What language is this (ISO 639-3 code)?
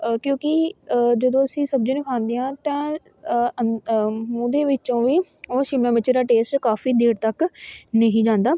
pan